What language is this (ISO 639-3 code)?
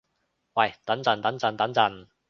yue